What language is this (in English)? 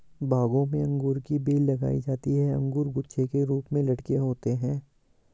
Hindi